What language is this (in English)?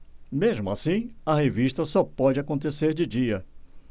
Portuguese